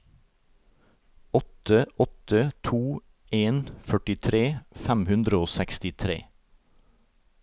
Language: Norwegian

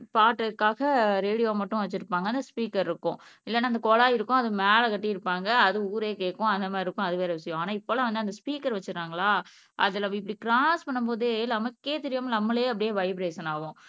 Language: Tamil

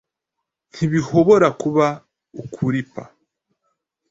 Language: Kinyarwanda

